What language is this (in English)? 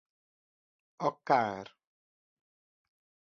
Hungarian